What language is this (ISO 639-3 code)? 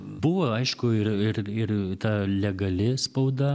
lit